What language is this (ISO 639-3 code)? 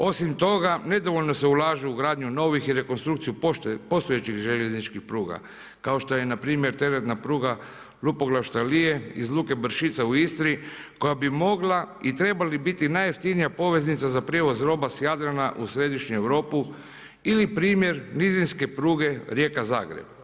hrv